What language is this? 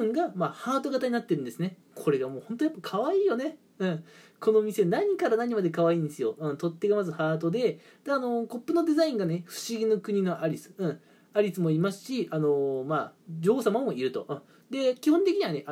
Japanese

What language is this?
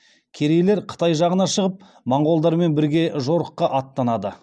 Kazakh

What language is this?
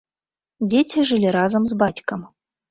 Belarusian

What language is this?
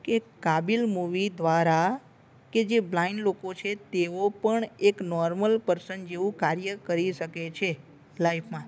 Gujarati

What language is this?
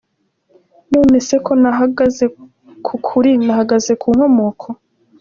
Kinyarwanda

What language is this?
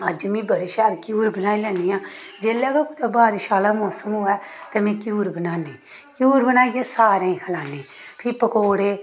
Dogri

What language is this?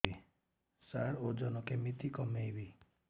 Odia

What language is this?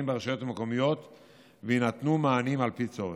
Hebrew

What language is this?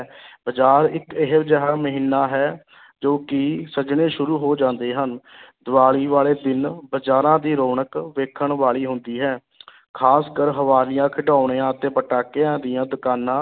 Punjabi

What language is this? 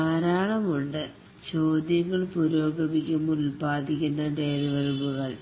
Malayalam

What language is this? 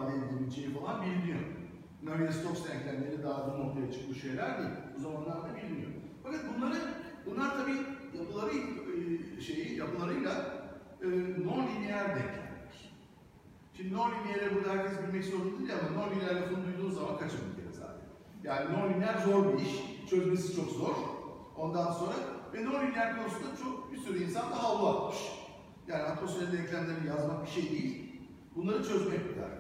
Turkish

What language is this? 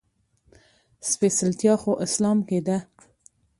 Pashto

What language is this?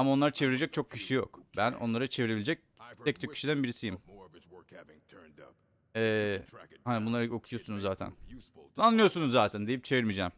Turkish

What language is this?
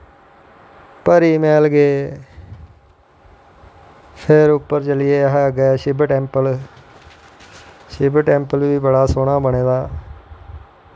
Dogri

